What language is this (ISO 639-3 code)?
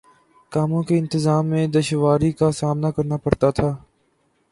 urd